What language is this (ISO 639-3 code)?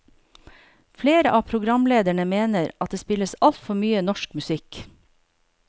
nor